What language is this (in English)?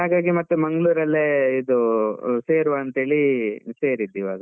Kannada